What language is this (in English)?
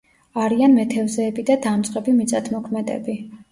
Georgian